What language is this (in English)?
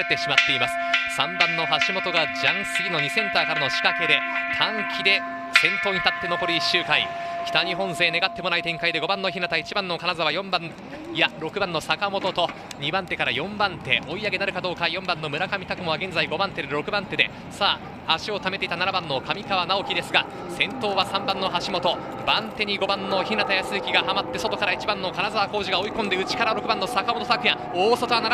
Japanese